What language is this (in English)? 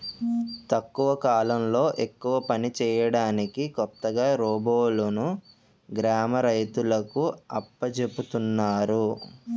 Telugu